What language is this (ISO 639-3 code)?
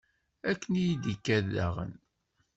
kab